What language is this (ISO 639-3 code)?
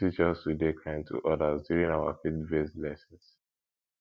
pcm